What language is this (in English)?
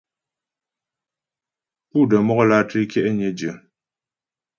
Ghomala